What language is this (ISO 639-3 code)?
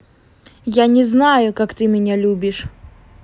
rus